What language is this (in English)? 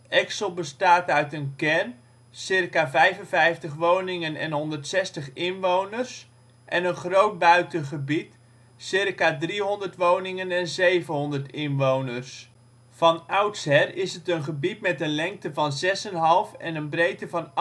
Dutch